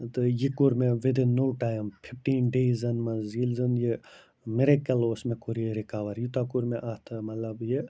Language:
Kashmiri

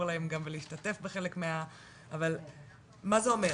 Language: Hebrew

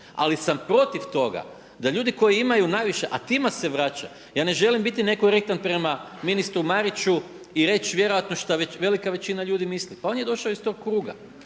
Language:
Croatian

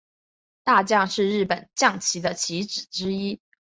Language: Chinese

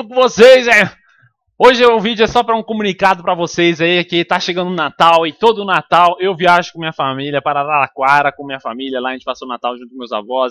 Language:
Portuguese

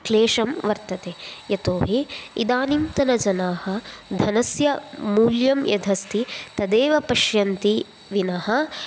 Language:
Sanskrit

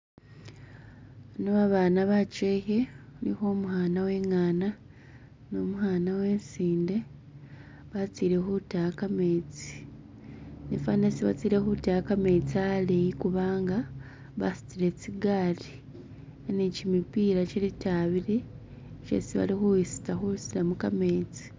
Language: Masaaba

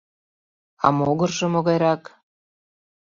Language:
Mari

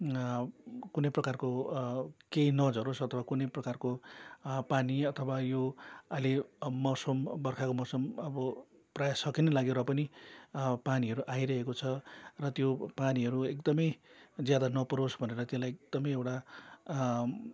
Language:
Nepali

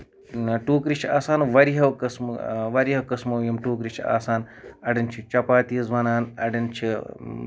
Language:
Kashmiri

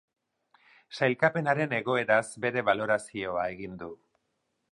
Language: Basque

